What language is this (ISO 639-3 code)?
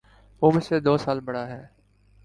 urd